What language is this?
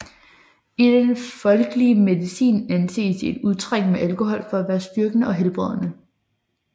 Danish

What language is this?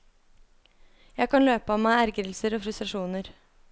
Norwegian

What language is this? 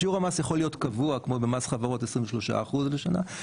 Hebrew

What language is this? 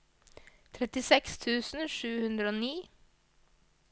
Norwegian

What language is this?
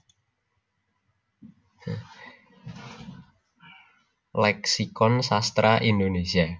Javanese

